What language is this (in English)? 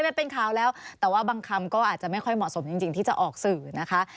Thai